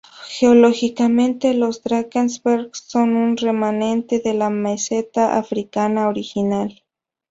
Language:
Spanish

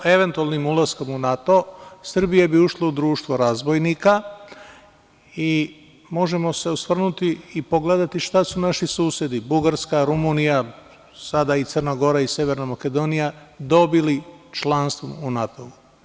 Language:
Serbian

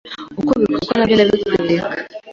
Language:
Kinyarwanda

